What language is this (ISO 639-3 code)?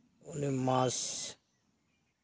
sat